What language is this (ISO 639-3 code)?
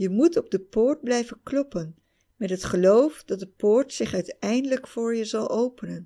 nld